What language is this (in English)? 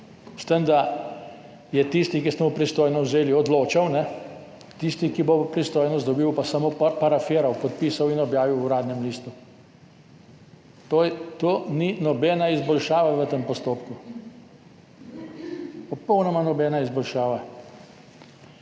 Slovenian